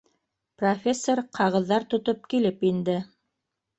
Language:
Bashkir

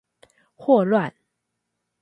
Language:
Chinese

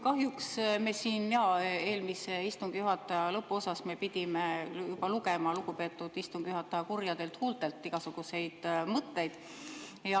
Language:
Estonian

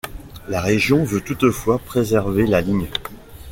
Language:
French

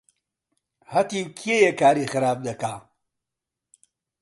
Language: Central Kurdish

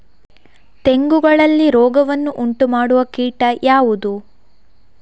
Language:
Kannada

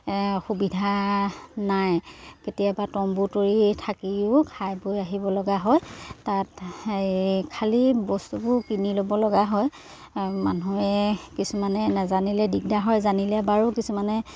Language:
Assamese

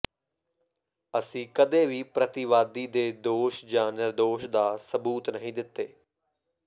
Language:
Punjabi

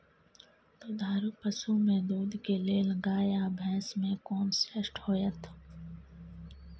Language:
Maithili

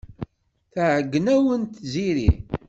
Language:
Kabyle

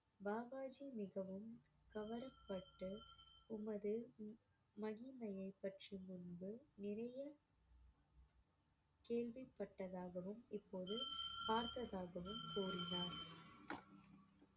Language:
Tamil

